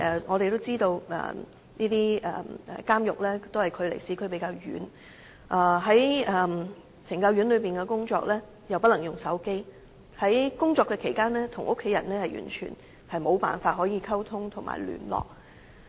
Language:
Cantonese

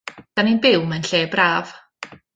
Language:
Welsh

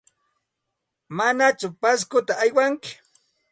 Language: Santa Ana de Tusi Pasco Quechua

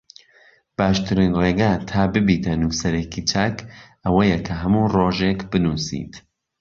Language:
Central Kurdish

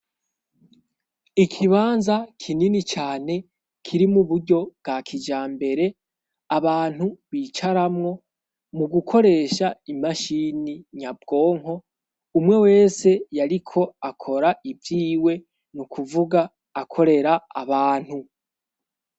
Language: Rundi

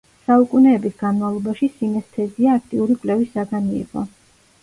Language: Georgian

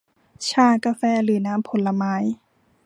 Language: Thai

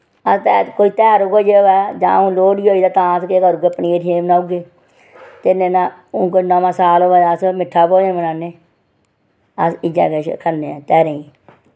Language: Dogri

